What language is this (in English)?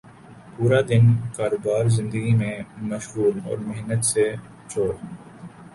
Urdu